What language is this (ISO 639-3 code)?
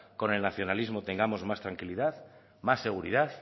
spa